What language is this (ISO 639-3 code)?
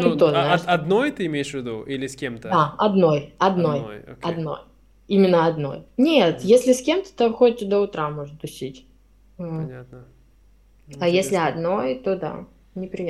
rus